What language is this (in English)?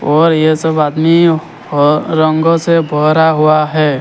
Hindi